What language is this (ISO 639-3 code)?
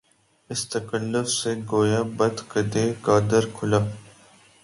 urd